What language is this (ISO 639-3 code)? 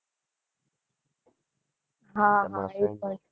guj